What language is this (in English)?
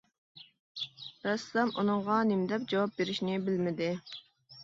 Uyghur